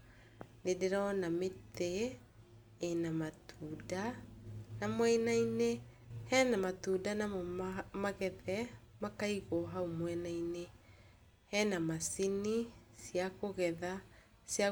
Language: Kikuyu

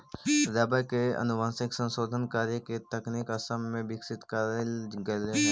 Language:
Magahi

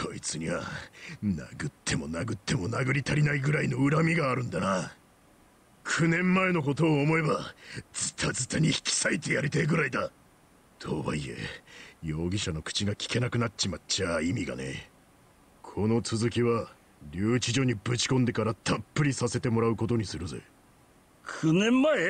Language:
Japanese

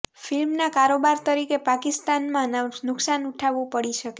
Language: Gujarati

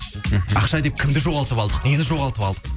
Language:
Kazakh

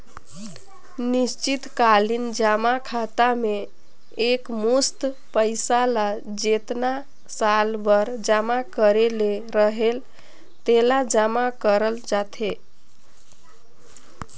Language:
Chhattisgarhi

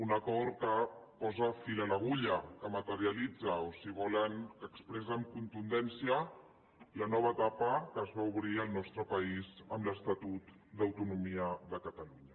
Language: Catalan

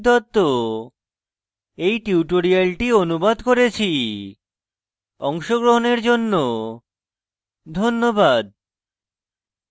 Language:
Bangla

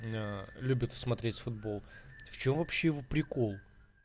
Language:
Russian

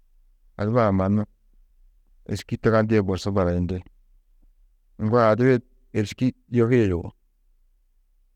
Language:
Tedaga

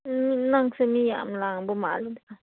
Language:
Manipuri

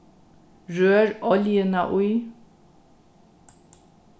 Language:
Faroese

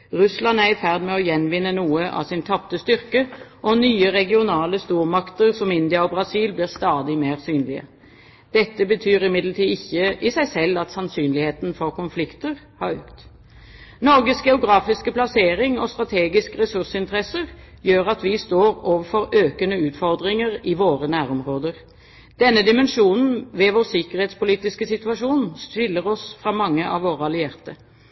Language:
Norwegian Bokmål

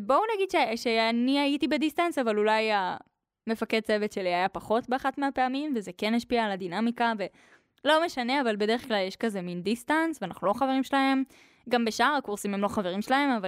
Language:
Hebrew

